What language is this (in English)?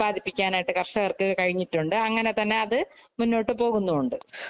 Malayalam